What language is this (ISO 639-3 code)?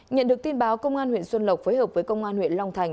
vie